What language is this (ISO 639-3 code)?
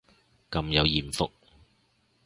yue